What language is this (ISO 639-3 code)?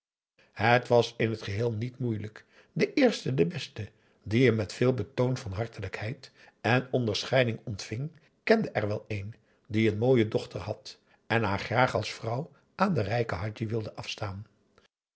nld